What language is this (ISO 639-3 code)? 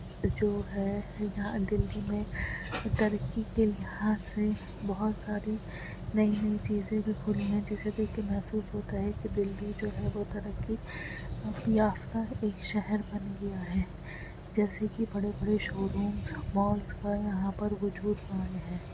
urd